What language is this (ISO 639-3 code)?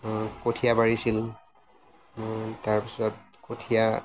asm